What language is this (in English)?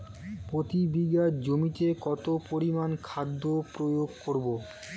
Bangla